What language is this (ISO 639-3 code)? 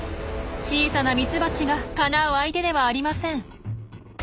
jpn